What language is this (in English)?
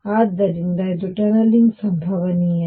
Kannada